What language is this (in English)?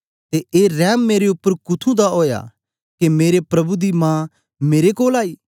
Dogri